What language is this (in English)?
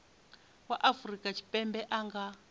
Venda